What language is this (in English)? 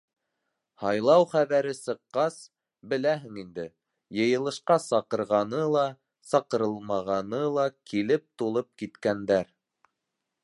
Bashkir